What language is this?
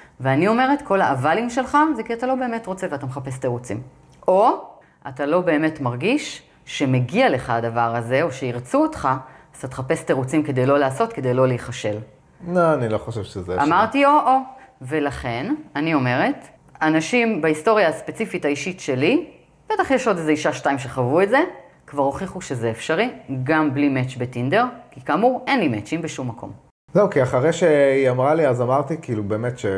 Hebrew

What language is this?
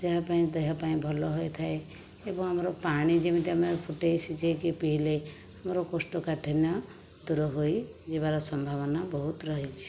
Odia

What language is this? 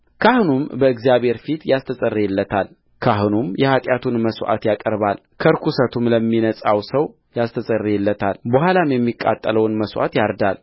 Amharic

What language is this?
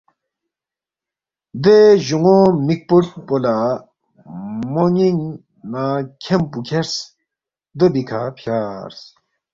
Balti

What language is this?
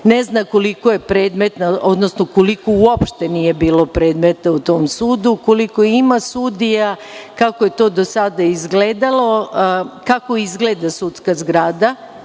Serbian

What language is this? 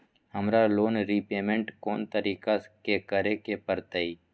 Magahi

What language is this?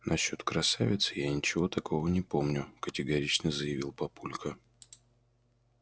Russian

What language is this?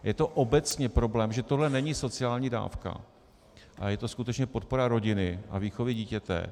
Czech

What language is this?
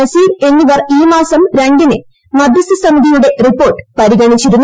Malayalam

